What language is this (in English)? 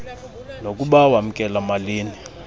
Xhosa